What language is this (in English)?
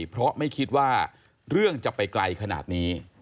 Thai